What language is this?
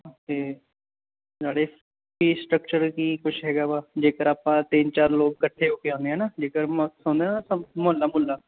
Punjabi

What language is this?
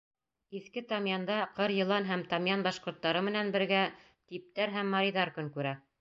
Bashkir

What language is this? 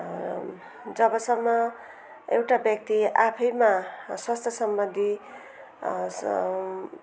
Nepali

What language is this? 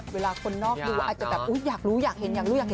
Thai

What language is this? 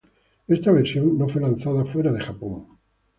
Spanish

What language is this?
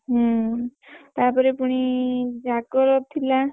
Odia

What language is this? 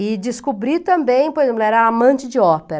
Portuguese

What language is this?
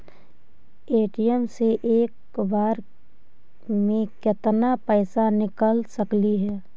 Magahi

